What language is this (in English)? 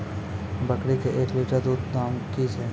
Maithili